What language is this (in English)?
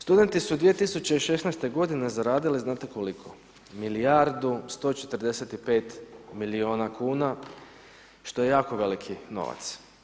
Croatian